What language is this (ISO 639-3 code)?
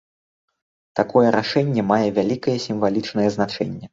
bel